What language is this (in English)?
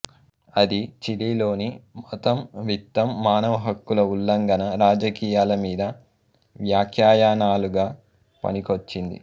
Telugu